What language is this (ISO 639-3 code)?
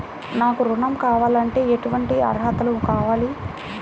tel